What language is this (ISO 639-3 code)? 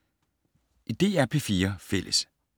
dan